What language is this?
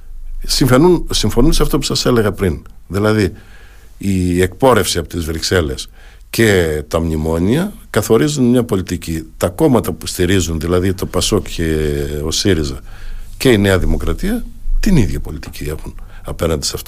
Greek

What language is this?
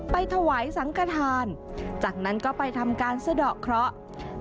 Thai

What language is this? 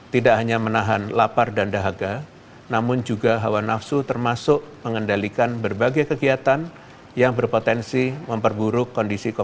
Indonesian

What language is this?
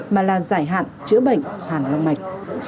Vietnamese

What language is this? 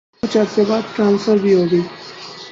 Urdu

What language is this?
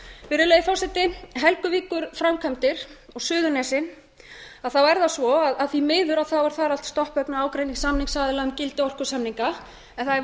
Icelandic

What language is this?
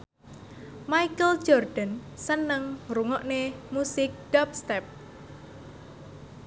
Javanese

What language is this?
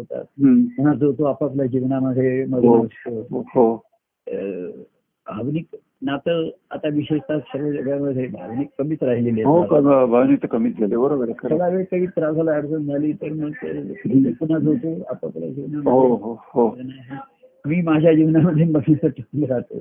Marathi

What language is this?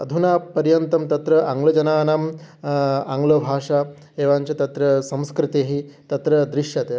Sanskrit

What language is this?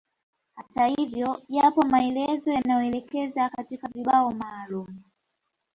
Swahili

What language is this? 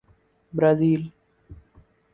Urdu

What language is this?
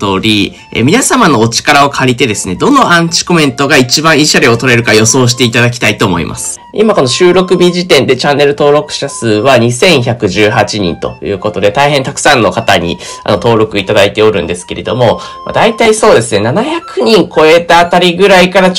Japanese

